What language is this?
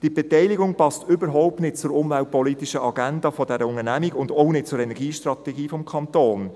Swiss German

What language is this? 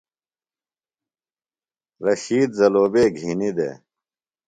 Phalura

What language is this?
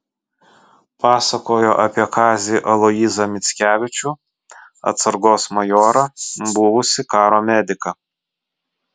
Lithuanian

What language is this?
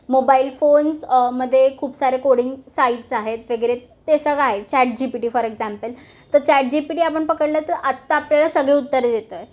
Marathi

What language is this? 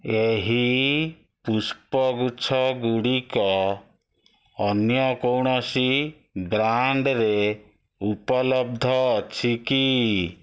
Odia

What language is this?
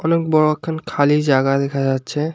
Bangla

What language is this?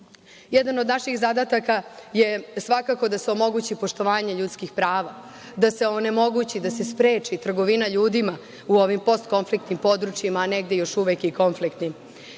Serbian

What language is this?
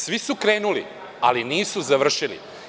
Serbian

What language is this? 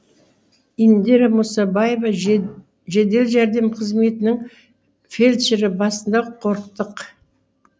Kazakh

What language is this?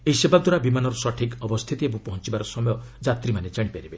Odia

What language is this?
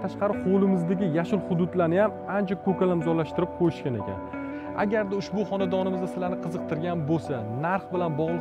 Turkish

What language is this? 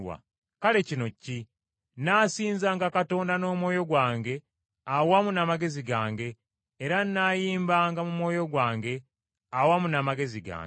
Ganda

